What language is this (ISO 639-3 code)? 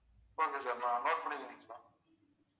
tam